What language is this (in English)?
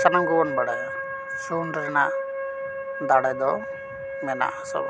Santali